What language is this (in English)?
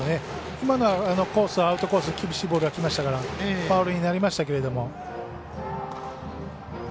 Japanese